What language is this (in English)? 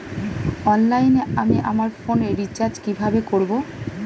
Bangla